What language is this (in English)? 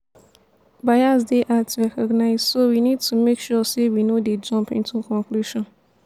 Nigerian Pidgin